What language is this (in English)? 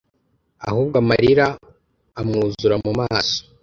Kinyarwanda